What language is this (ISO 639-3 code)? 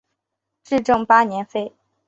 zho